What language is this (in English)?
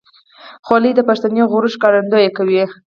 Pashto